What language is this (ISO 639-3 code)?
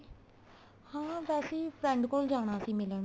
pan